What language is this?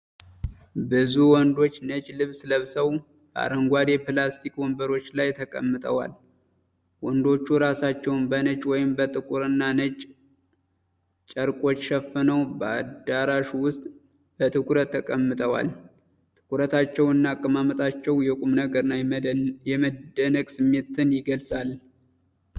Amharic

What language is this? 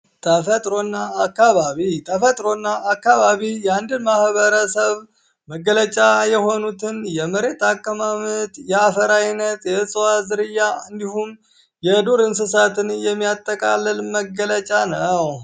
Amharic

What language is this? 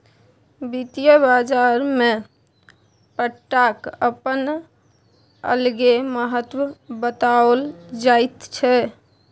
Maithili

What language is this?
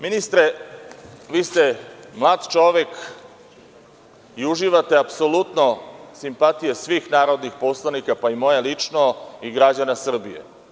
Serbian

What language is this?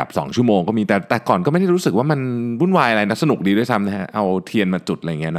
Thai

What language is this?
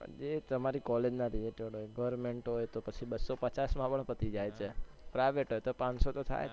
Gujarati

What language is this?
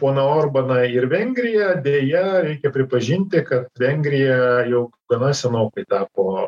Lithuanian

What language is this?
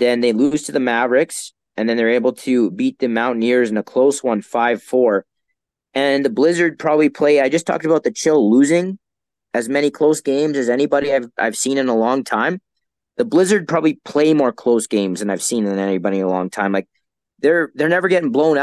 English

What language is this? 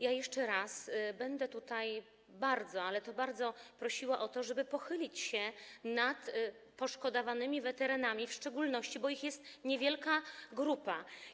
Polish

